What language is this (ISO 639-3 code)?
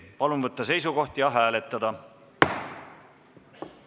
est